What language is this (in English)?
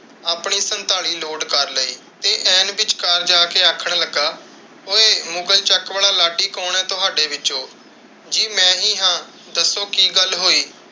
Punjabi